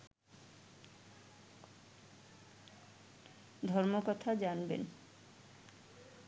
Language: Bangla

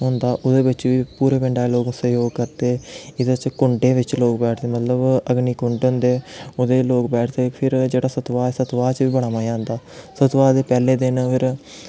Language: Dogri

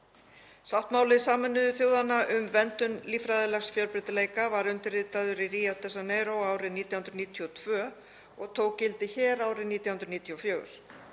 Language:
Icelandic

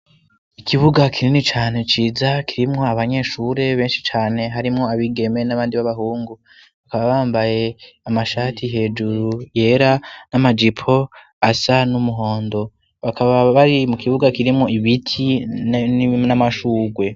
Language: Rundi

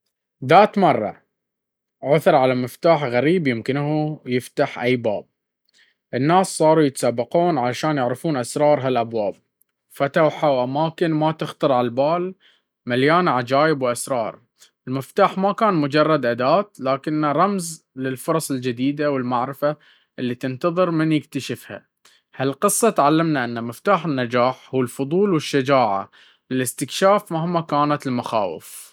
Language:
Baharna Arabic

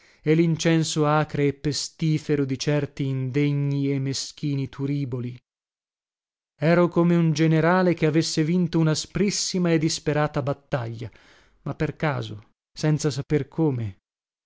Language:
Italian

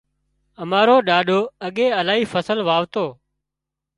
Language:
Wadiyara Koli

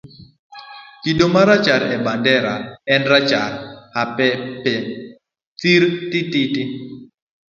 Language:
Luo (Kenya and Tanzania)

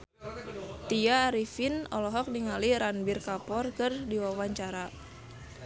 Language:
Sundanese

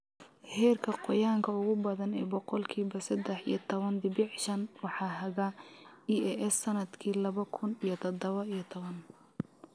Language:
Somali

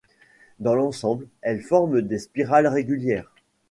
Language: French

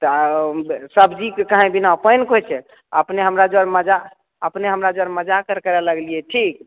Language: Maithili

